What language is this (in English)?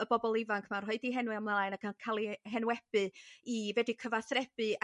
Welsh